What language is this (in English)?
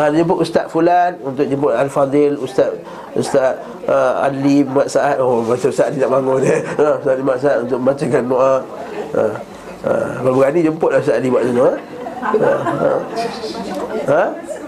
Malay